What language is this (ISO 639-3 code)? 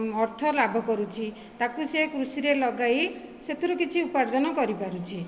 ori